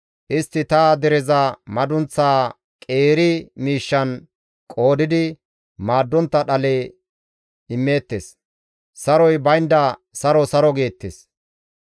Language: Gamo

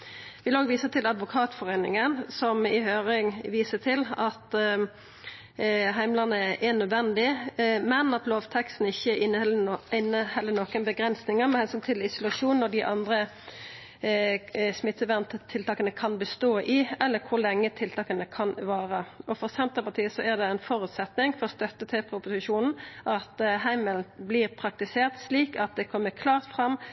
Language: Norwegian Nynorsk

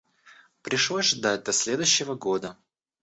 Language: Russian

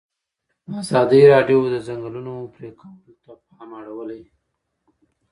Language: Pashto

